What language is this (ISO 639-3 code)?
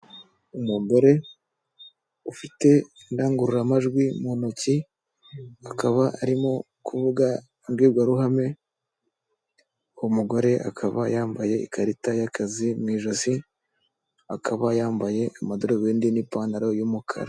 kin